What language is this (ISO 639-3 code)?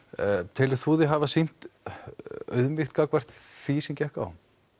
isl